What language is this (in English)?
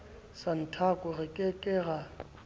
Southern Sotho